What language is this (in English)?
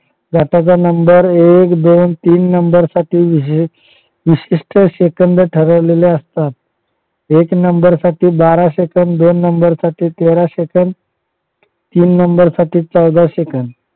Marathi